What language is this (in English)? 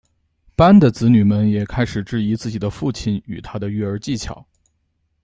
Chinese